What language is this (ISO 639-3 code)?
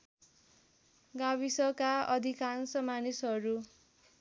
nep